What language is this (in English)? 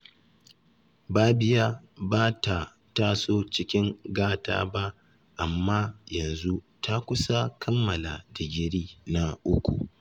Hausa